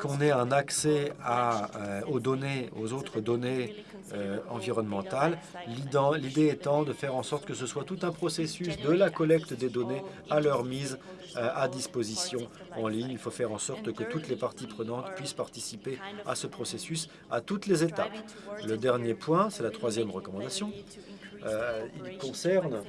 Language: French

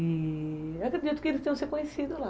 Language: Portuguese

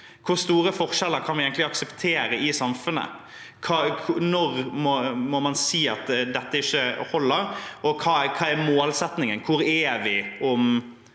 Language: Norwegian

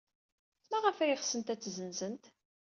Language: Kabyle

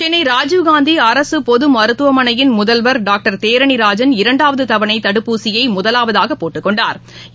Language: Tamil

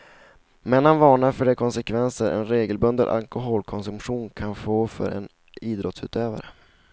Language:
Swedish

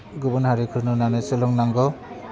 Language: Bodo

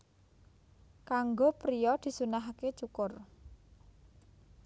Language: Javanese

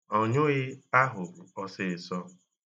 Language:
Igbo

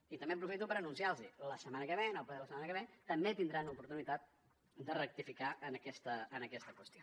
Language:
Catalan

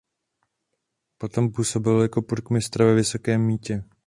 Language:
Czech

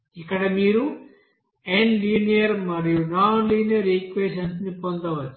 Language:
Telugu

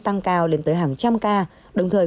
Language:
Vietnamese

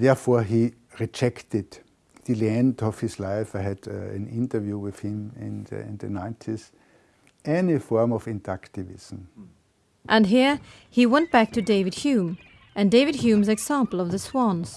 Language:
English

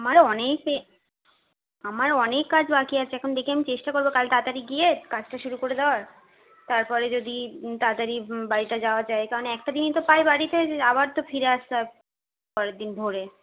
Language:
Bangla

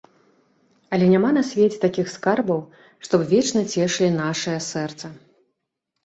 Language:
Belarusian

